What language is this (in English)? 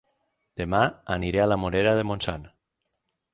Catalan